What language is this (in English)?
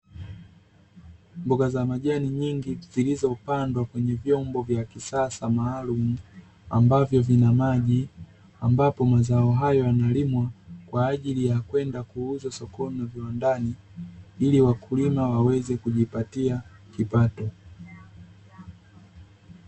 Swahili